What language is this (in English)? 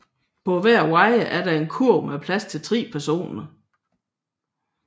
Danish